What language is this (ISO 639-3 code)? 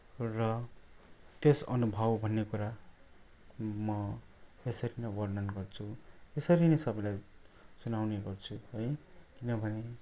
nep